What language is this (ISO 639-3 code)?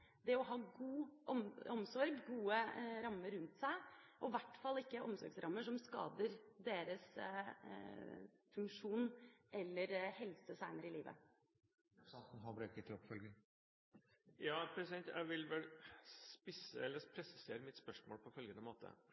nob